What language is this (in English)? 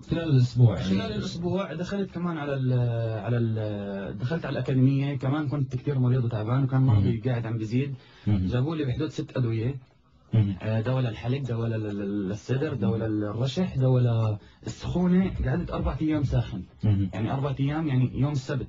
Arabic